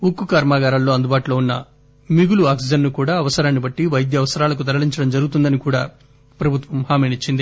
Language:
Telugu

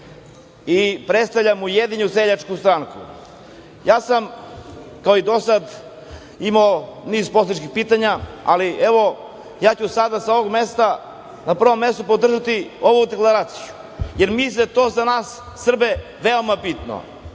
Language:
Serbian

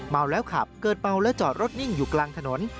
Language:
Thai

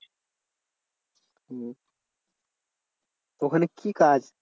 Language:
Bangla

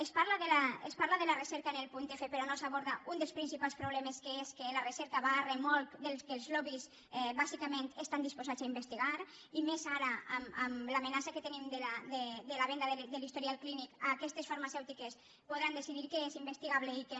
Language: Catalan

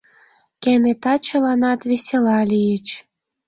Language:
Mari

